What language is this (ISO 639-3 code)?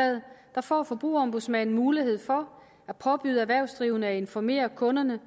dan